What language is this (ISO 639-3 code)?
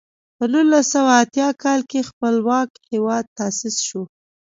pus